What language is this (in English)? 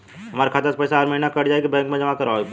Bhojpuri